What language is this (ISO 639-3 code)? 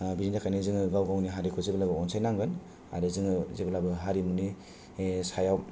brx